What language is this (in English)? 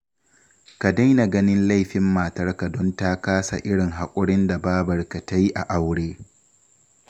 Hausa